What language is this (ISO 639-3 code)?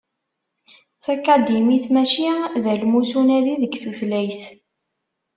kab